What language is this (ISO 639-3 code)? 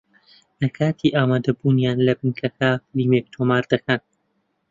ckb